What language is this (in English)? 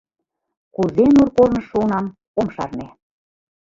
Mari